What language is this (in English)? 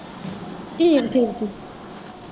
Punjabi